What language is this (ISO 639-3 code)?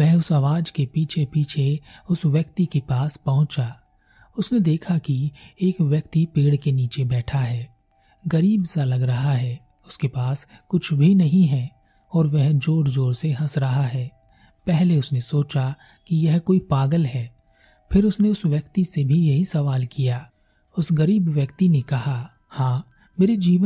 hin